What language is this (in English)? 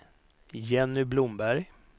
Swedish